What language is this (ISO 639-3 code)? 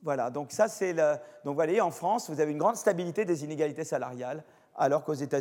fra